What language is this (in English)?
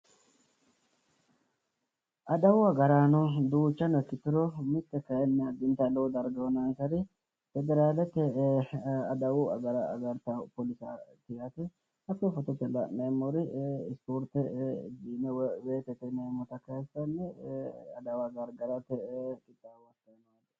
Sidamo